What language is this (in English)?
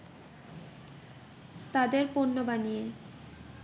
Bangla